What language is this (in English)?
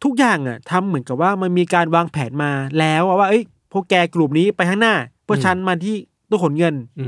Thai